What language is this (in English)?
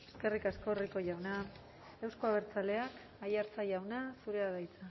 Basque